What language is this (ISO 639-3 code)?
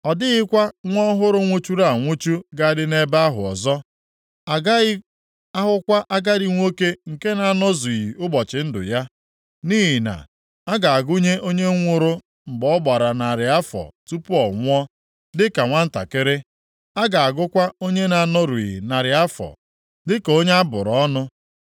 ibo